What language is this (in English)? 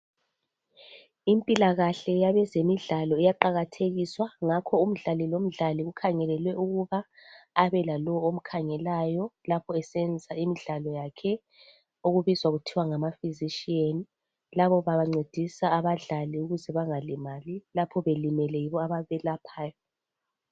North Ndebele